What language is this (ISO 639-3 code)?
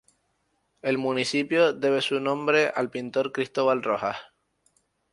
spa